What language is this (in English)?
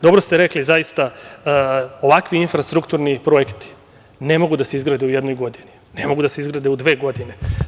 Serbian